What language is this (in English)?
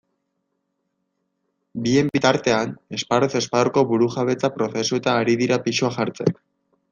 Basque